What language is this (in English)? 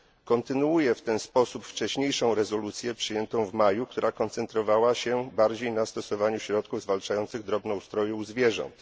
Polish